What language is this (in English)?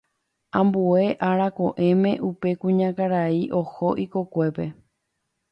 Guarani